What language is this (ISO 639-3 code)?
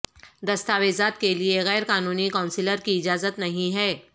urd